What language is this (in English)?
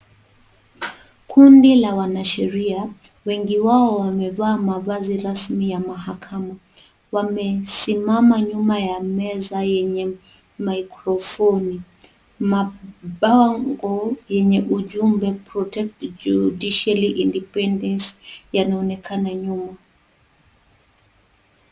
Swahili